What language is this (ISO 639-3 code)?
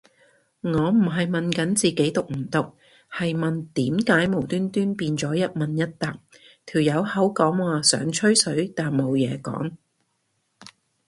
yue